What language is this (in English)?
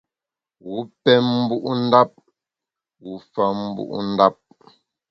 Bamun